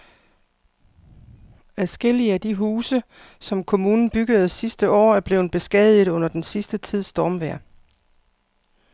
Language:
Danish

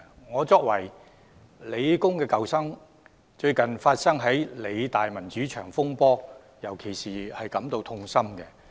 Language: Cantonese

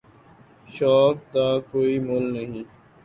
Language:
Urdu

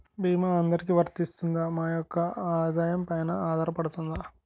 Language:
Telugu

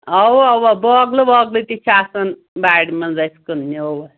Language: Kashmiri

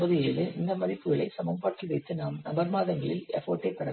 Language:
Tamil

